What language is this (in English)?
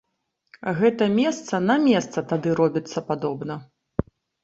Belarusian